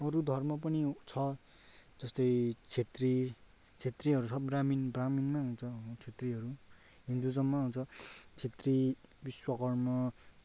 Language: Nepali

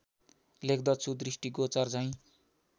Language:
Nepali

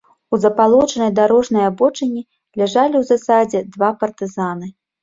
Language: Belarusian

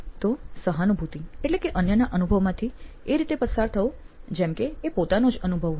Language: Gujarati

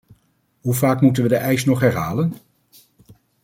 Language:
Dutch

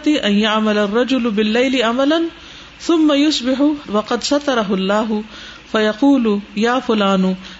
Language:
Urdu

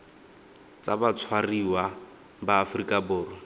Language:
Tswana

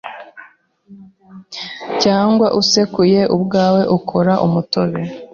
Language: Kinyarwanda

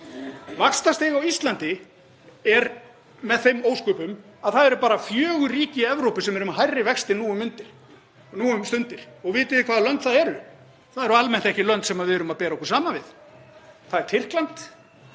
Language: Icelandic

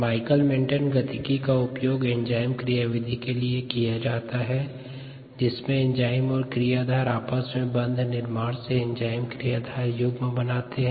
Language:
Hindi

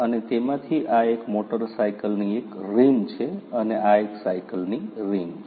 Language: Gujarati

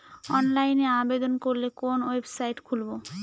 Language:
Bangla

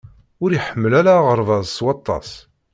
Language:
Kabyle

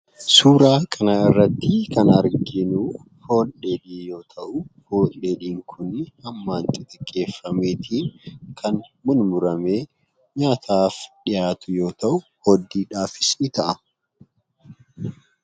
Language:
Oromo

